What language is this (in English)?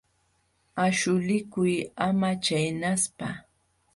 Jauja Wanca Quechua